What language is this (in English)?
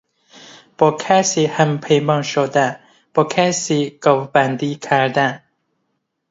Persian